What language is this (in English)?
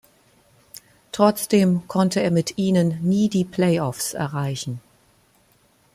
German